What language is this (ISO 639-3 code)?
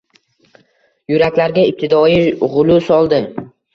uzb